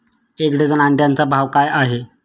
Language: Marathi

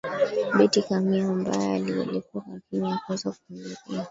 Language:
Swahili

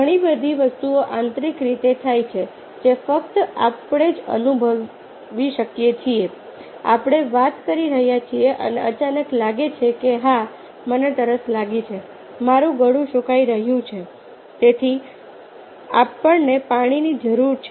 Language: Gujarati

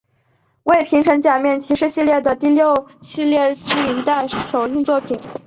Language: Chinese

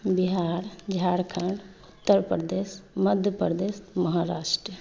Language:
Maithili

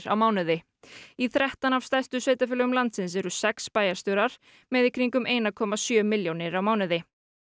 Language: Icelandic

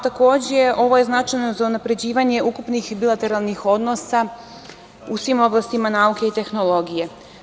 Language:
Serbian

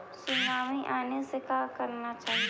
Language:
Magahi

